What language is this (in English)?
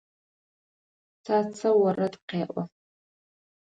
Adyghe